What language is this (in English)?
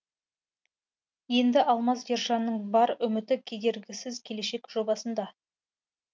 Kazakh